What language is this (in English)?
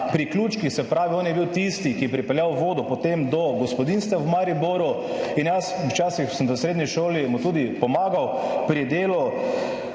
Slovenian